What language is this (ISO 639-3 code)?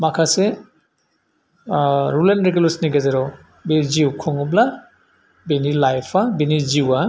brx